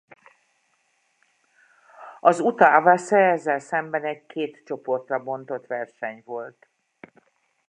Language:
Hungarian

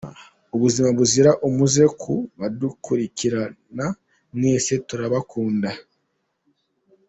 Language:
Kinyarwanda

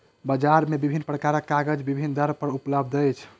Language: Maithili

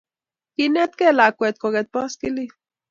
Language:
Kalenjin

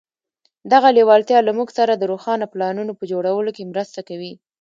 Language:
Pashto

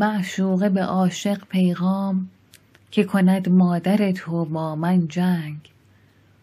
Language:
Persian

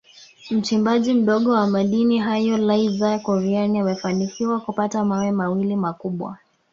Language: Swahili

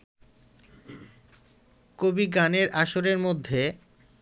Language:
Bangla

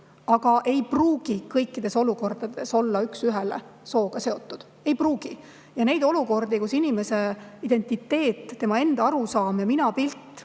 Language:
Estonian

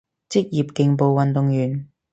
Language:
Cantonese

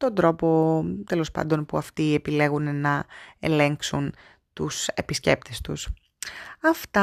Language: Greek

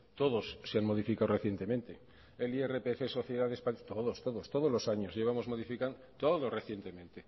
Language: Spanish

